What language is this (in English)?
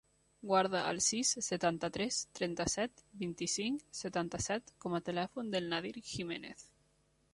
Catalan